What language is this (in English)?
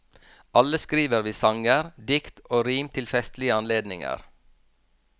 Norwegian